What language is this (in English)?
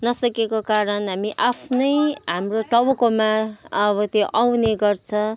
Nepali